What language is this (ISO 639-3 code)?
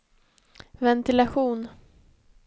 swe